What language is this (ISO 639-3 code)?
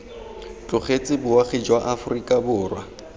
tsn